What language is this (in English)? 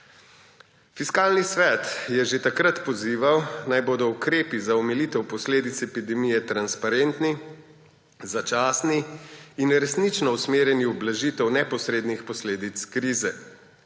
Slovenian